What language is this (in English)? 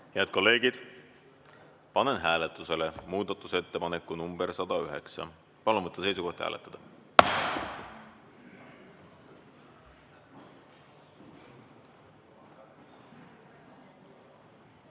Estonian